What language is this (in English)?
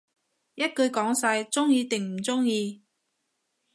Cantonese